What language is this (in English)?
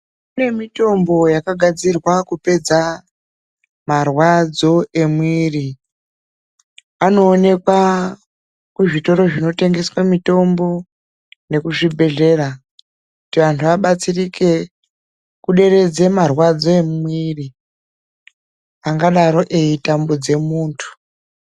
Ndau